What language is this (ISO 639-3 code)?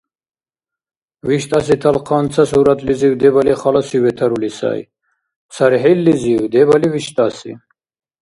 dar